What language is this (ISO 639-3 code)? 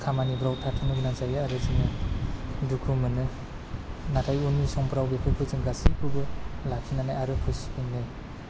brx